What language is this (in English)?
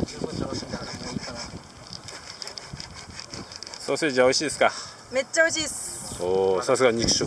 Japanese